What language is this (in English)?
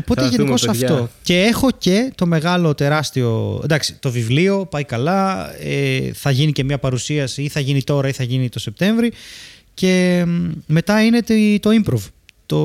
Greek